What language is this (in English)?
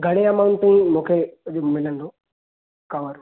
Sindhi